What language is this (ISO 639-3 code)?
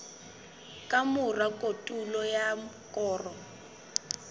sot